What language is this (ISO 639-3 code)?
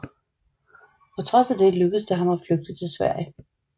dan